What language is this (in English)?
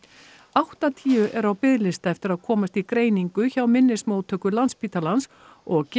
Icelandic